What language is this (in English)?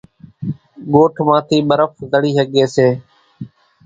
Kachi Koli